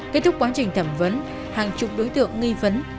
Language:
Vietnamese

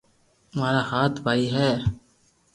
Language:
Loarki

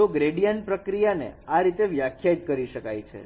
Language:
Gujarati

